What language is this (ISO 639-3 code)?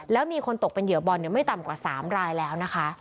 tha